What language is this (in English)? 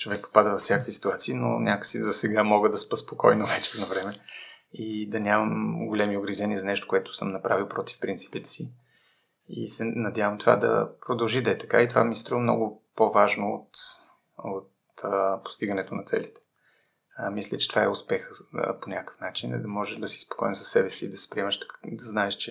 Bulgarian